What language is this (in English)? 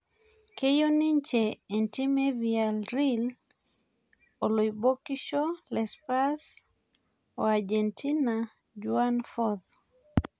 Masai